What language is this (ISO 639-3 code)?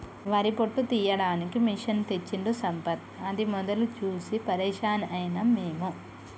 tel